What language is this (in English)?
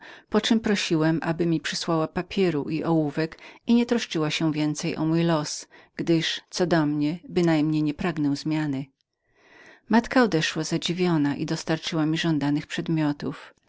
Polish